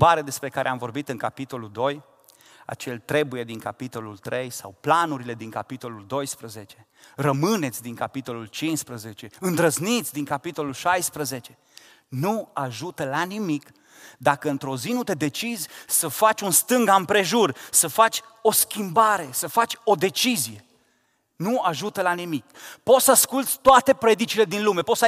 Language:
Romanian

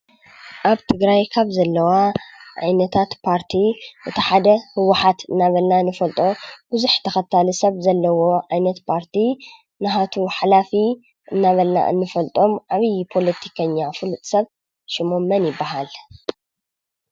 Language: Tigrinya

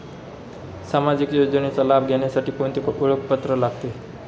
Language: Marathi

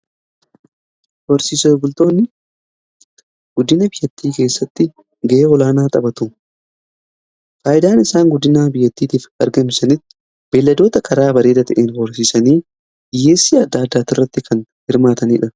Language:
Oromo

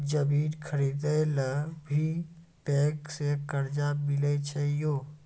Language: Maithili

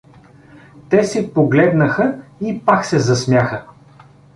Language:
Bulgarian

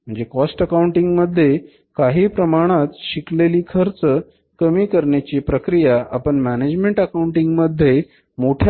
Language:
Marathi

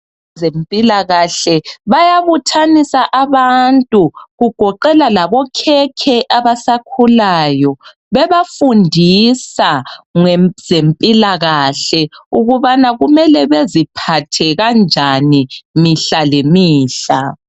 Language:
North Ndebele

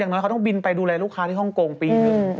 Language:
Thai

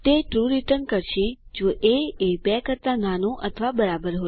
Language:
Gujarati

